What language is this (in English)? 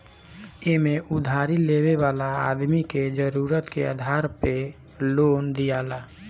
Bhojpuri